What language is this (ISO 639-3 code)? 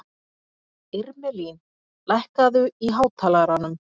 isl